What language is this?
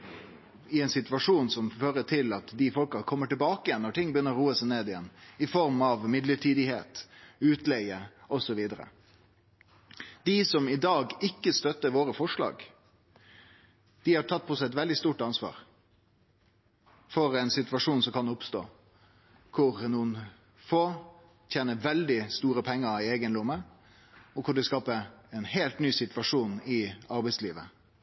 Norwegian Nynorsk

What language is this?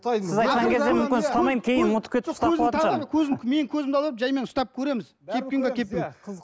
Kazakh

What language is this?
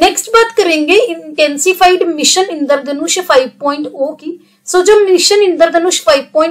Hindi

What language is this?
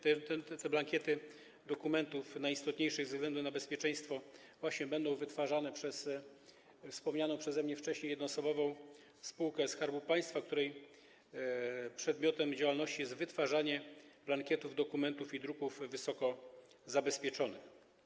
Polish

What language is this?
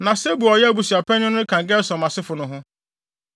Akan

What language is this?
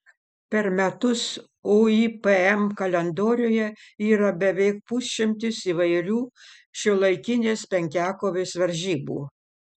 Lithuanian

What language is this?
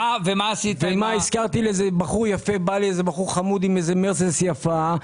Hebrew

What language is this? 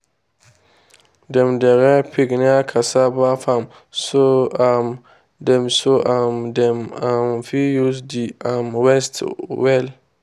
Nigerian Pidgin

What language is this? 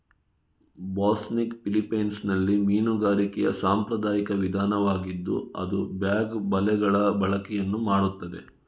Kannada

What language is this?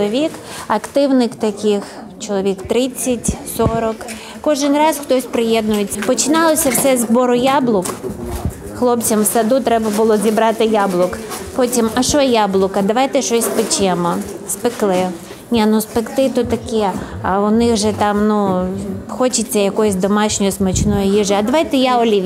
Ukrainian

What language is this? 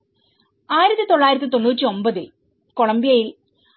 Malayalam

